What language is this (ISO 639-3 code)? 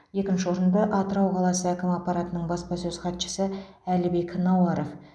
kaz